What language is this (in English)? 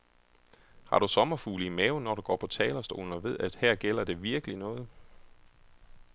Danish